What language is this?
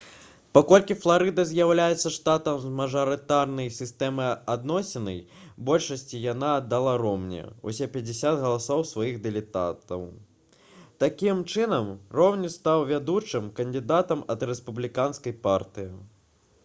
Belarusian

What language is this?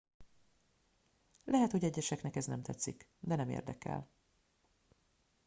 Hungarian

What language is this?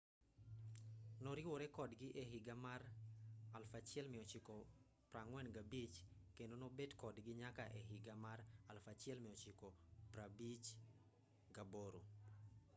Luo (Kenya and Tanzania)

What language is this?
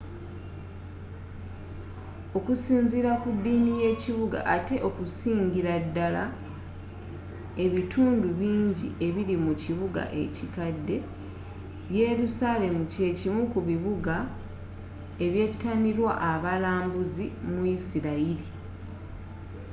Ganda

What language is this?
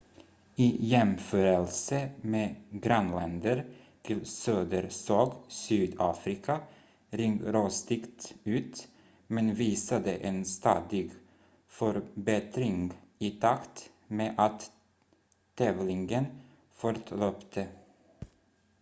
Swedish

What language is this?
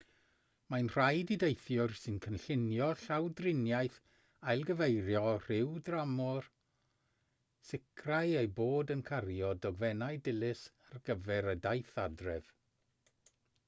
Welsh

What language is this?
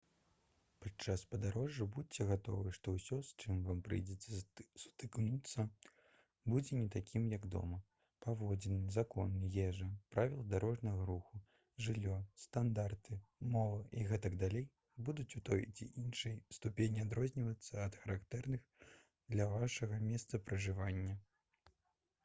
Belarusian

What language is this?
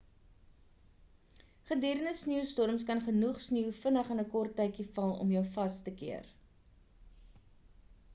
Afrikaans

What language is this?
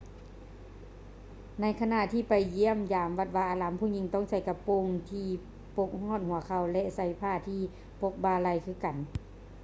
Lao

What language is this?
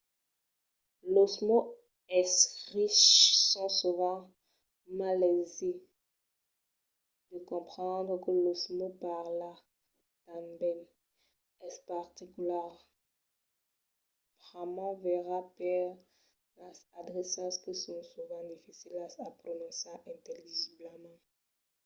Occitan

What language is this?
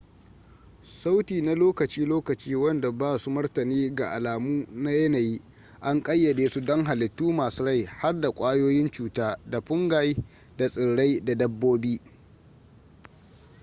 Hausa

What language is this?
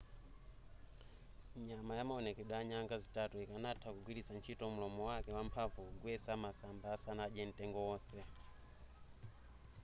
Nyanja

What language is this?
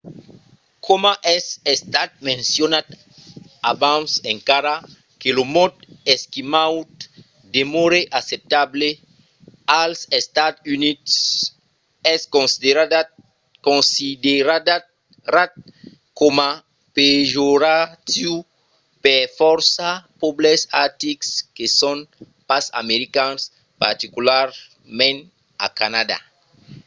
Occitan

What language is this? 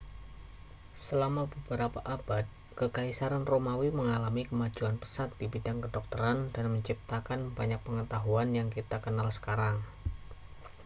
Indonesian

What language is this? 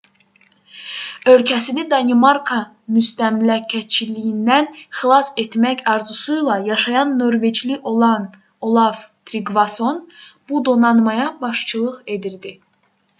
Azerbaijani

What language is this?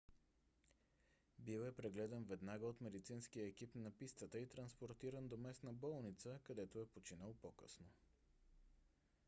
Bulgarian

